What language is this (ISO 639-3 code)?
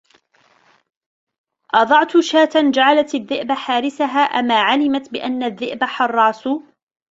ara